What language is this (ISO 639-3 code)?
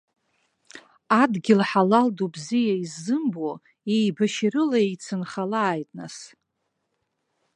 abk